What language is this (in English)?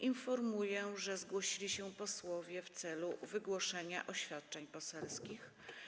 Polish